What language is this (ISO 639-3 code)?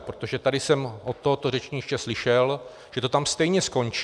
ces